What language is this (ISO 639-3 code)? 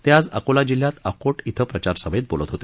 mar